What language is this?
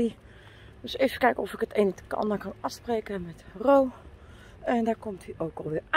Dutch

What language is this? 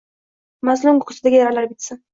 Uzbek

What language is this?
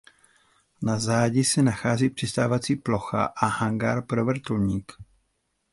Czech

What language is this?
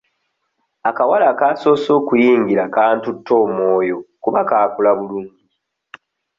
Ganda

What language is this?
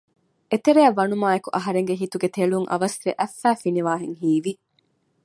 Divehi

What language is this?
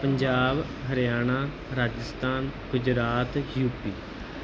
Punjabi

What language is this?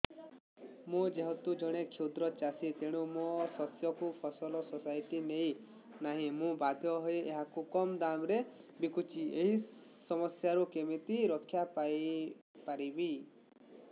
Odia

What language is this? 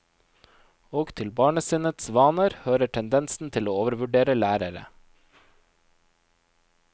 Norwegian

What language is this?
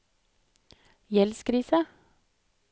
Norwegian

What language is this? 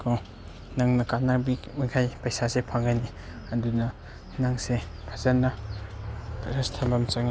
Manipuri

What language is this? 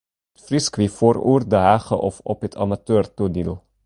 Western Frisian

